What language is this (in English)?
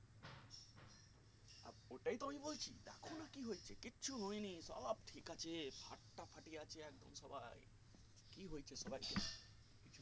Bangla